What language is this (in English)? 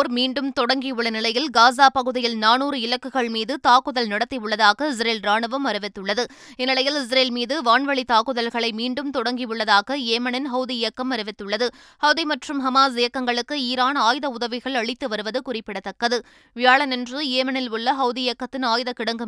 Tamil